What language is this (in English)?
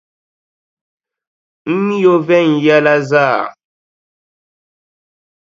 Dagbani